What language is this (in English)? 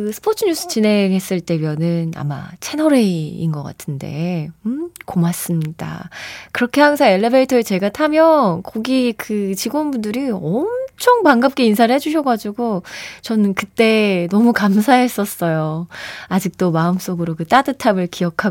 Korean